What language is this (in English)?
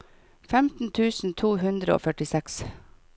Norwegian